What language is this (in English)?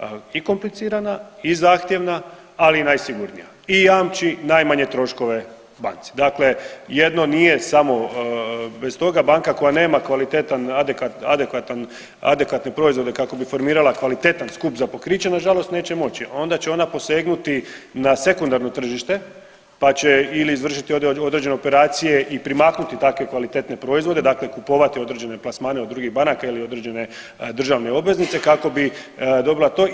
Croatian